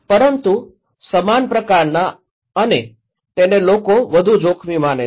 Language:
Gujarati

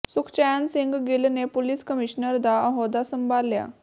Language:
Punjabi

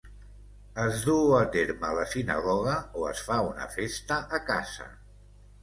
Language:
Catalan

